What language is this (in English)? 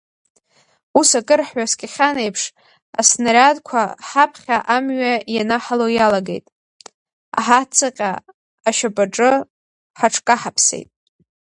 Abkhazian